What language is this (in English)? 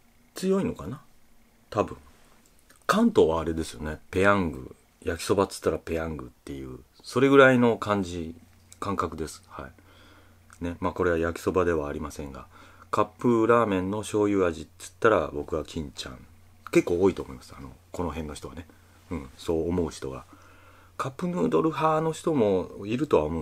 Japanese